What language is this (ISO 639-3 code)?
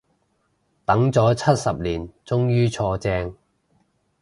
yue